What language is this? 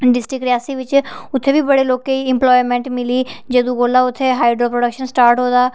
Dogri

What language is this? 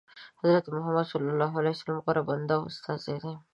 Pashto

